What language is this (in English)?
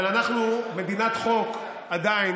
Hebrew